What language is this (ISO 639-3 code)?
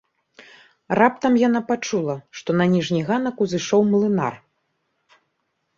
bel